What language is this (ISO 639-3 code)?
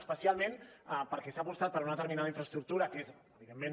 cat